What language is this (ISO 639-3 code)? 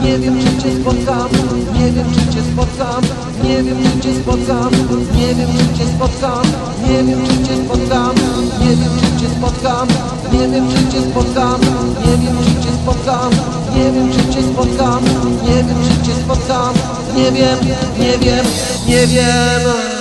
ron